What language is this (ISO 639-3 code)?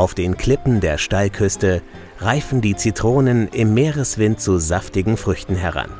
deu